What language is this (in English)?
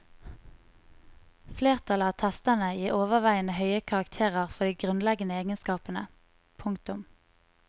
Norwegian